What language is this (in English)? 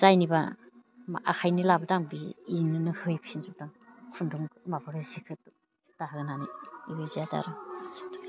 Bodo